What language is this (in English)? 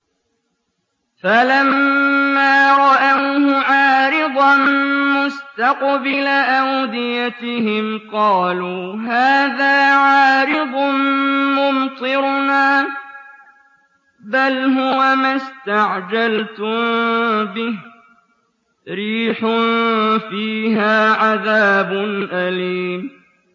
Arabic